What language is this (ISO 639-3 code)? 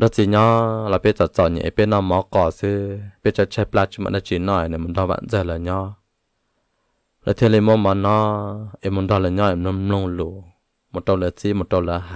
tha